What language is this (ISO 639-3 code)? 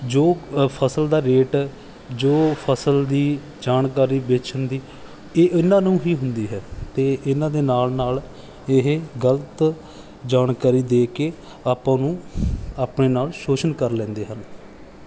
pan